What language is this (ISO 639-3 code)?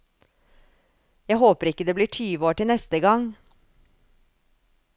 nor